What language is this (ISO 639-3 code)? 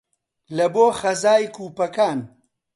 ckb